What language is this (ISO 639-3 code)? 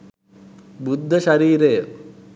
sin